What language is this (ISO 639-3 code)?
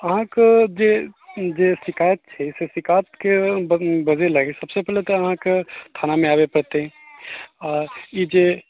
mai